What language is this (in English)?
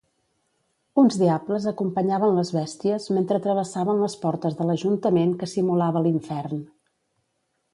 Catalan